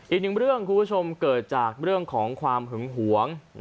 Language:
Thai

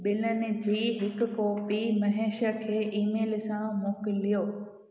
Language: Sindhi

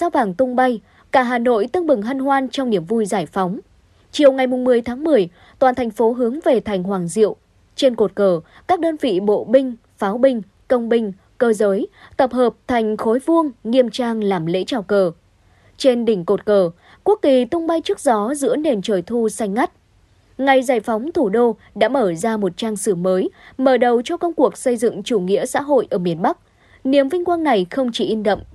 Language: Vietnamese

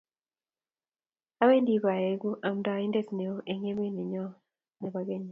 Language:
Kalenjin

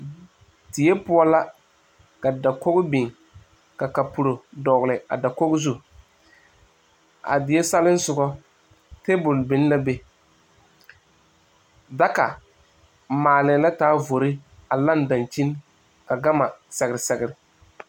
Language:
Southern Dagaare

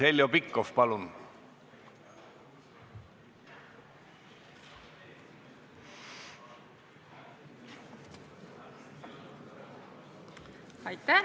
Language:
Estonian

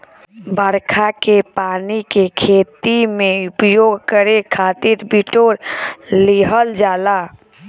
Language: Bhojpuri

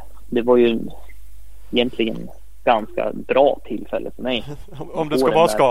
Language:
Swedish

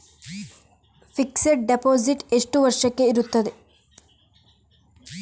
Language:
Kannada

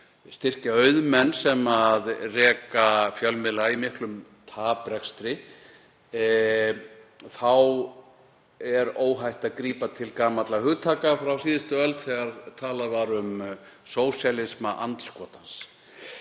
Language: Icelandic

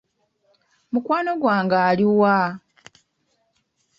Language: Ganda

